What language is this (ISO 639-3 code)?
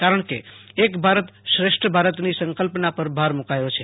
guj